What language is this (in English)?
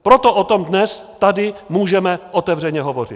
Czech